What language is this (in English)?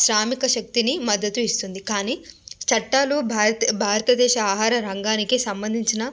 Telugu